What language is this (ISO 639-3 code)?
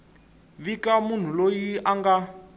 tso